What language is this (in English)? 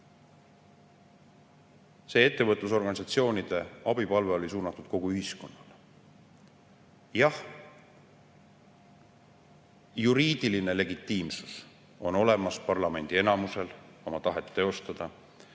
Estonian